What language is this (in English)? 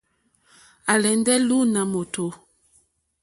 Mokpwe